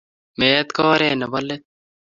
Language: Kalenjin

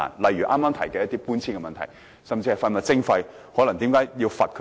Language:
Cantonese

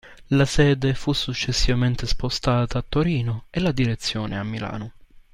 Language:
Italian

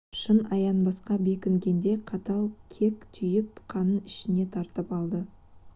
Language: Kazakh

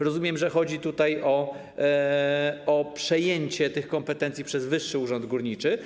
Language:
Polish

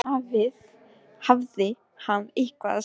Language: Icelandic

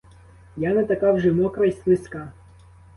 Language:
Ukrainian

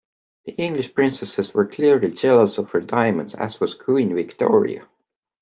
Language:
English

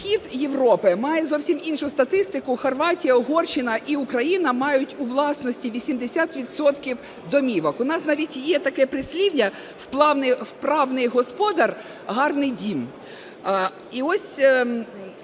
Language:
Ukrainian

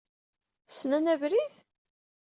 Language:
Kabyle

